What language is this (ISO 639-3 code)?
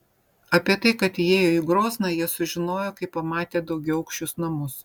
lit